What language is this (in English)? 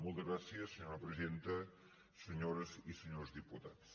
Catalan